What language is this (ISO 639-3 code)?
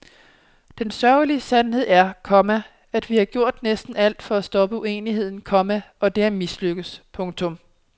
dan